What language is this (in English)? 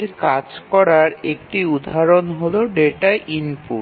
Bangla